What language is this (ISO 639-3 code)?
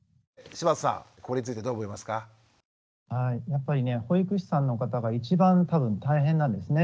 jpn